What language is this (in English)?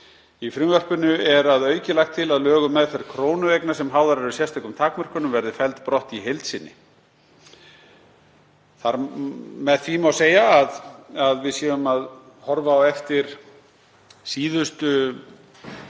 Icelandic